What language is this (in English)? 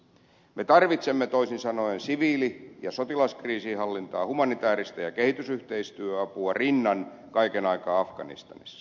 Finnish